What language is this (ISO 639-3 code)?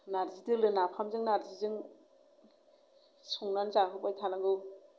brx